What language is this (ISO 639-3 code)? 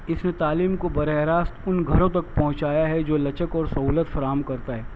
urd